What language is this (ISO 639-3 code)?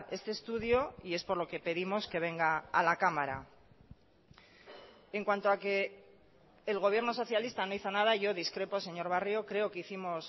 spa